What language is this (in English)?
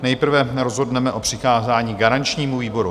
Czech